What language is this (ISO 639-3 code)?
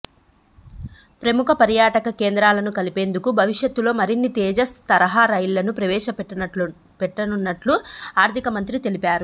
tel